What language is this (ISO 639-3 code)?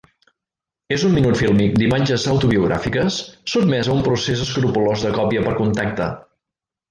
cat